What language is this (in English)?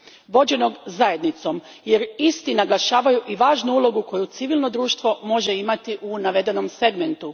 Croatian